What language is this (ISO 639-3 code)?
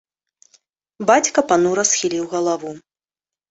bel